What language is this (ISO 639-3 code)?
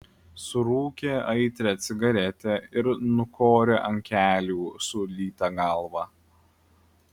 lit